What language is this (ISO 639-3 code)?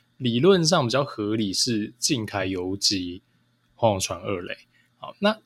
zho